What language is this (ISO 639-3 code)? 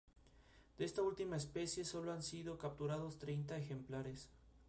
spa